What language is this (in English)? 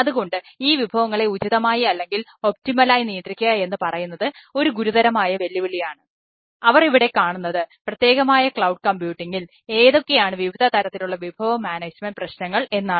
Malayalam